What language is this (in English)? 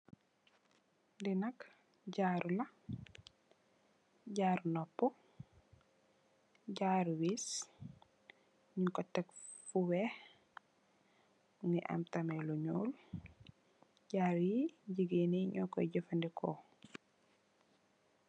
Wolof